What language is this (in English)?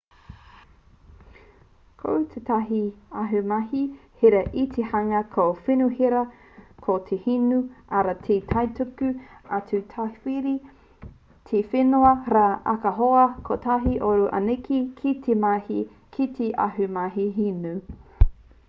Māori